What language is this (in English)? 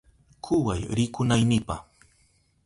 Southern Pastaza Quechua